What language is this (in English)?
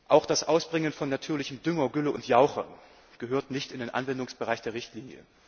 German